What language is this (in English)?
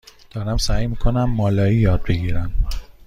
Persian